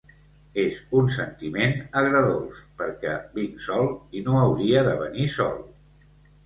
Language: Catalan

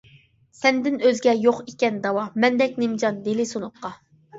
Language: Uyghur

